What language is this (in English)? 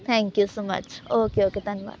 Punjabi